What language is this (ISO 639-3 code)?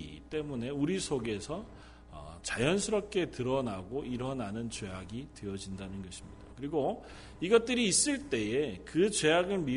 kor